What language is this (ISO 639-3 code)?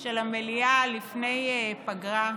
heb